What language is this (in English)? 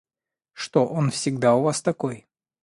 Russian